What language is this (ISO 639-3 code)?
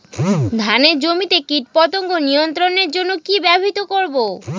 ben